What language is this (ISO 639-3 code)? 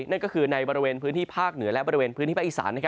tha